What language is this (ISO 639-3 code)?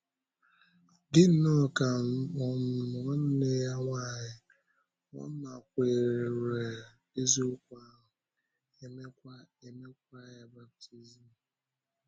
ibo